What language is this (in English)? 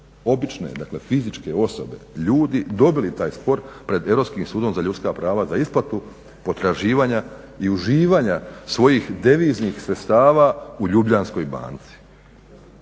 Croatian